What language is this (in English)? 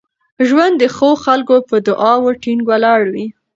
Pashto